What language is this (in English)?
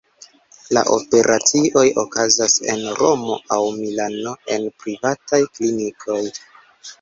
Esperanto